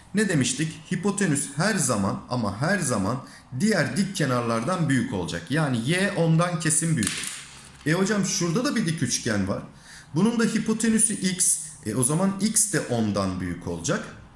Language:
Turkish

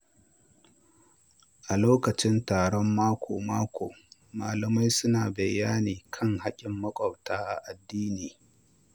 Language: Hausa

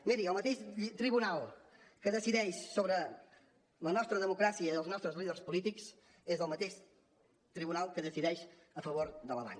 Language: Catalan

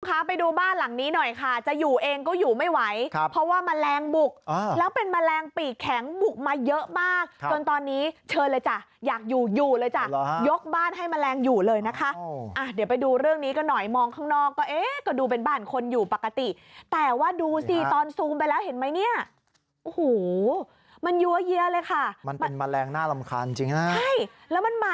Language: Thai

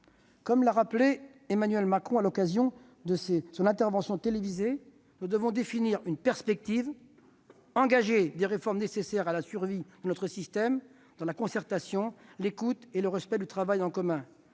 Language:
French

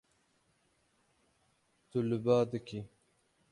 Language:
Kurdish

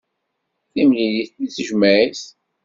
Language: Kabyle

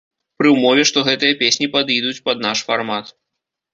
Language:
Belarusian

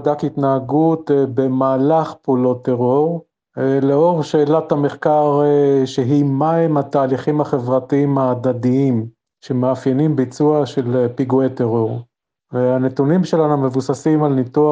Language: Hebrew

